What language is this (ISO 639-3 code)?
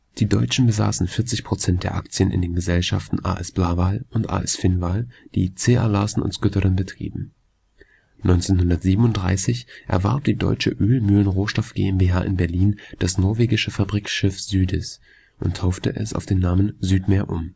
deu